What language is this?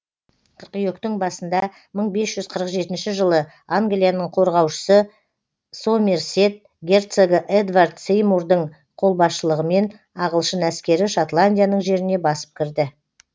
Kazakh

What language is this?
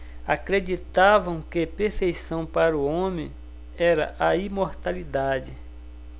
Portuguese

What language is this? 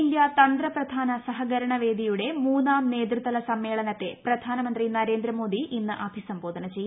Malayalam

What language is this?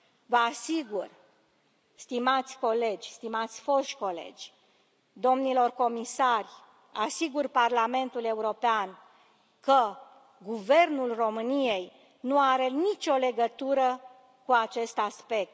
Romanian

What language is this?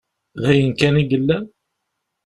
Kabyle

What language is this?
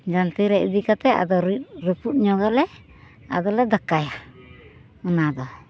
Santali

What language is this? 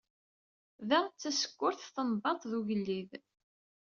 Kabyle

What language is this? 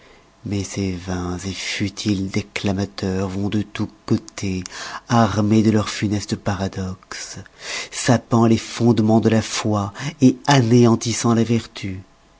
French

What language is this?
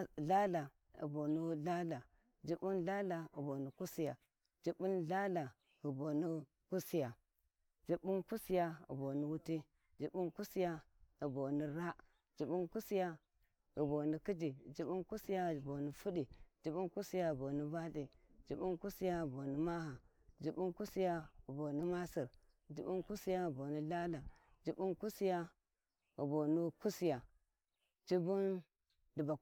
Warji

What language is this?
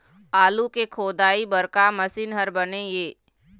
Chhattisgarhi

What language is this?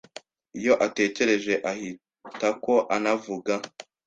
Kinyarwanda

